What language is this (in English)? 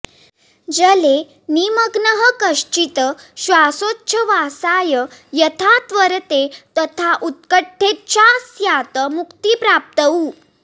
Sanskrit